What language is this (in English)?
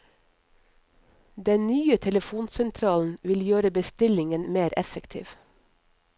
Norwegian